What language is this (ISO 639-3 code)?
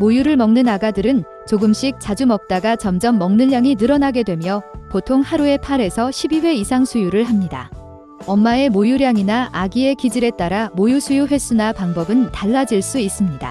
kor